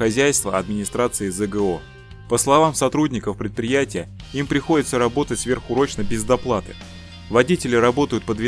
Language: Russian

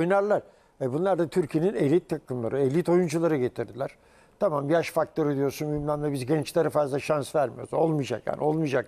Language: Turkish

